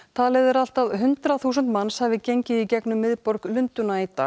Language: Icelandic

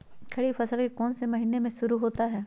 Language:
Magahi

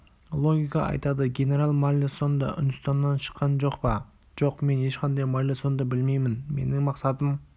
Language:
Kazakh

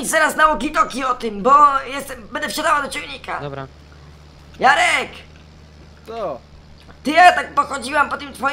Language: Polish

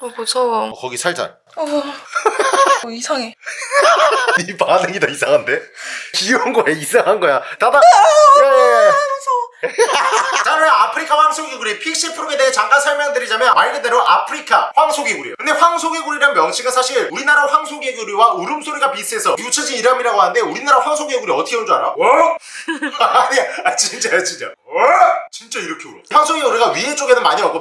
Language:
Korean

